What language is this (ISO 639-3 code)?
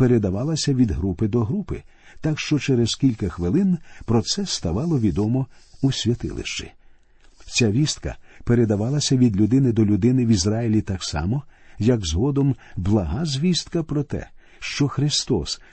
ukr